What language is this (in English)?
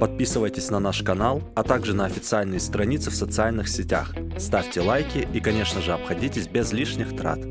Russian